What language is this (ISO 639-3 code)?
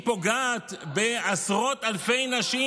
heb